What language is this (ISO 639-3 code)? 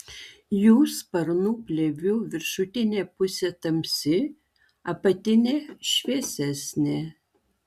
lit